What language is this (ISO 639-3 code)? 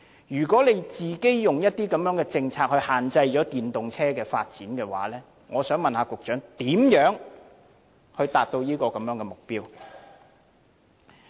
yue